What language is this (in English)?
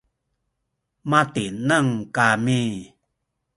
Sakizaya